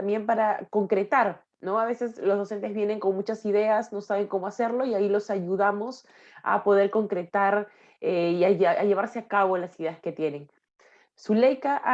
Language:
Spanish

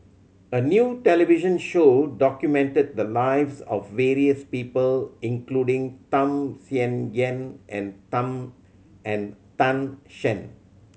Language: English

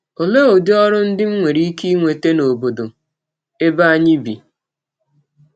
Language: Igbo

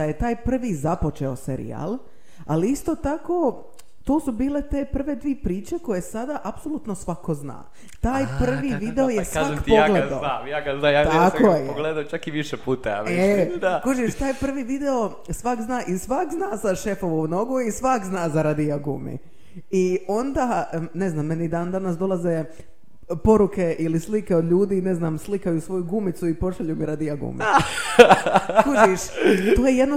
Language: Croatian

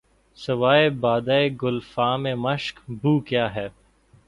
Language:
Urdu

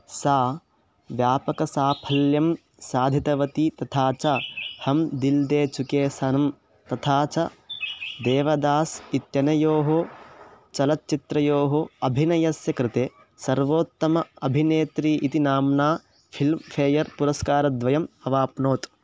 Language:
Sanskrit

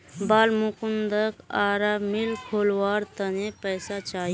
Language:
Magahi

